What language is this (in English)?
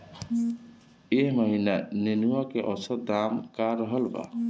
Bhojpuri